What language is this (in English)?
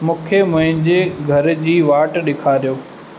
Sindhi